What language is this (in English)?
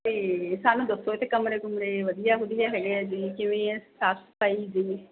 Punjabi